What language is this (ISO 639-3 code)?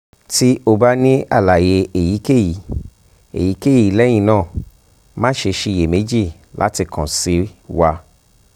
yor